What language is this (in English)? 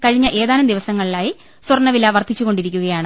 Malayalam